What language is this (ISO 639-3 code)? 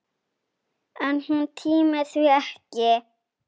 isl